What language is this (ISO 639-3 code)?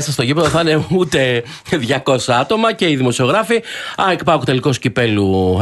ell